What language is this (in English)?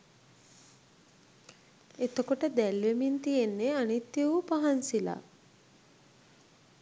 Sinhala